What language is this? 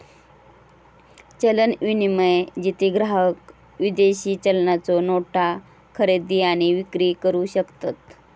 Marathi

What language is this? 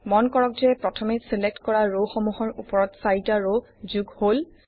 Assamese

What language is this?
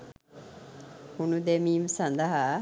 Sinhala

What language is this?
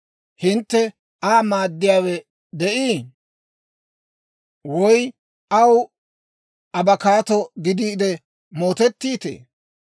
Dawro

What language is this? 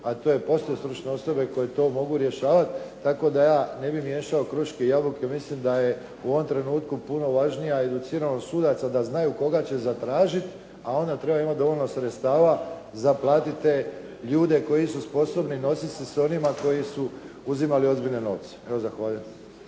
Croatian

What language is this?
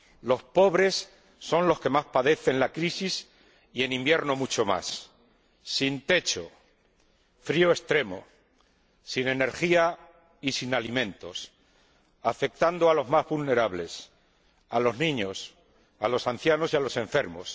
Spanish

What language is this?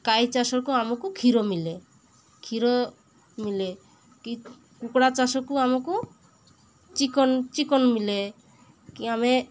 Odia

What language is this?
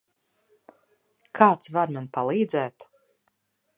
Latvian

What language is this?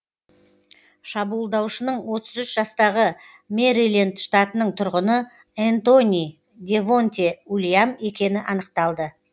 Kazakh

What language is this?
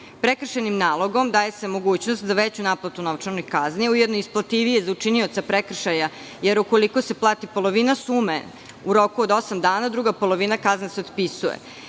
Serbian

